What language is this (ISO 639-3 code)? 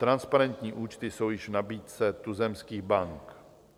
ces